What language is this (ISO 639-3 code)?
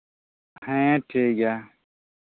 sat